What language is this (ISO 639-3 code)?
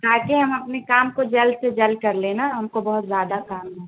urd